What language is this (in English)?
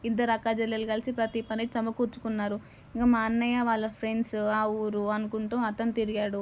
Telugu